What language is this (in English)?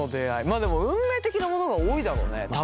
Japanese